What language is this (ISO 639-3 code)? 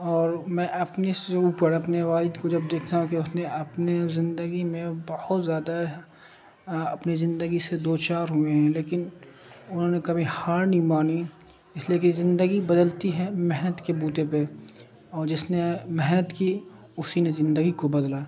urd